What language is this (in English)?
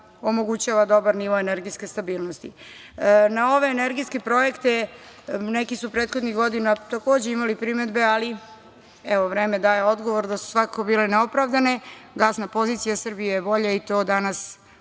Serbian